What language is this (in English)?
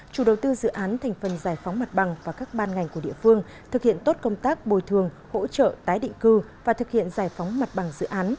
Vietnamese